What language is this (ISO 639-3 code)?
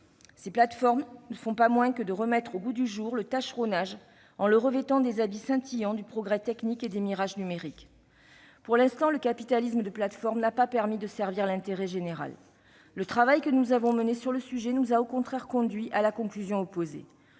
fra